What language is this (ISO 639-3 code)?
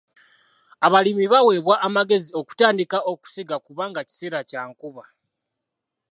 lug